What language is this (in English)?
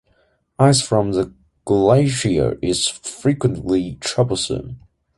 English